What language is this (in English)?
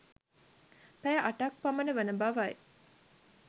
Sinhala